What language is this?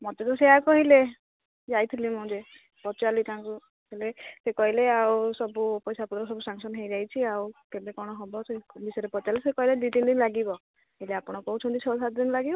Odia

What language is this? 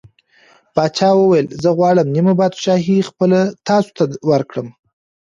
Pashto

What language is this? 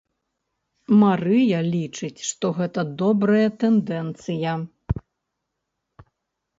Belarusian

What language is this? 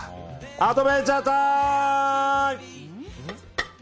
Japanese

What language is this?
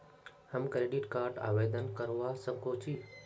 Magahi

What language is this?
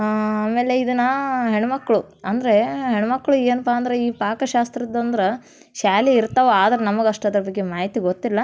Kannada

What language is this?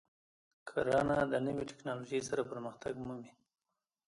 Pashto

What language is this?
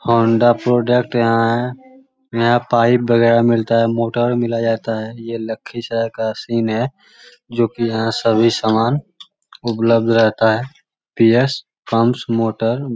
Magahi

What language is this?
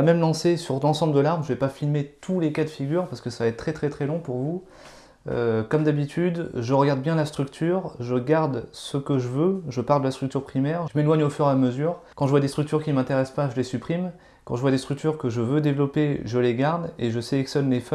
French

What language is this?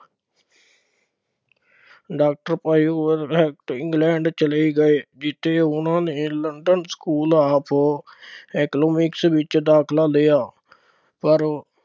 Punjabi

